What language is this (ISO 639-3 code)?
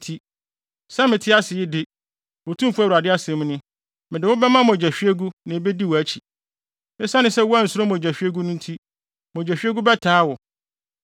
aka